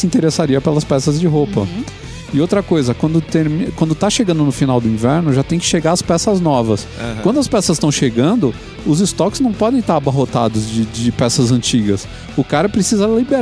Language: Portuguese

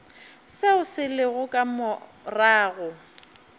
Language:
Northern Sotho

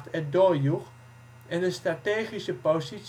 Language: Dutch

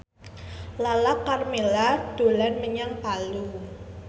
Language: Javanese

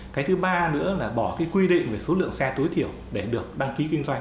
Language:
Vietnamese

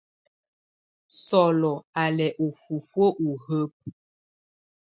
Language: Tunen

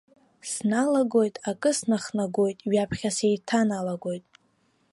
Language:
Abkhazian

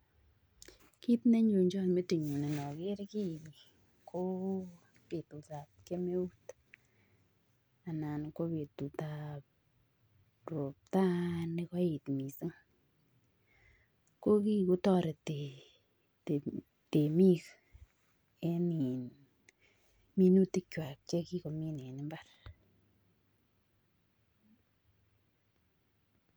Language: Kalenjin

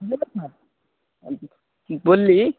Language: Maithili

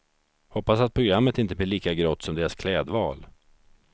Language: Swedish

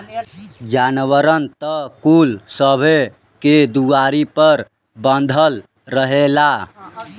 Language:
Bhojpuri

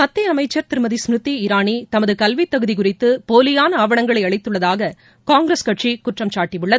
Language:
Tamil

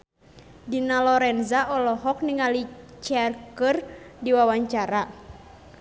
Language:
Sundanese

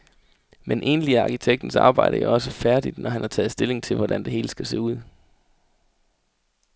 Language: Danish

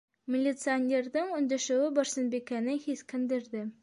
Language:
Bashkir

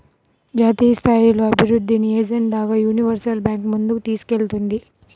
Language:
Telugu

